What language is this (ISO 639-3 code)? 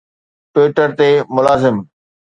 snd